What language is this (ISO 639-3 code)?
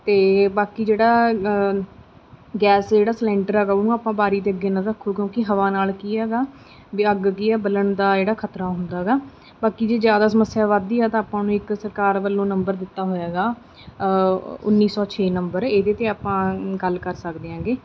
pan